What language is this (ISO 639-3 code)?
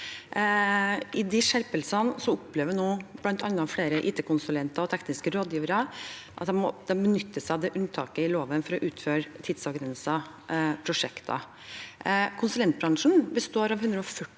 nor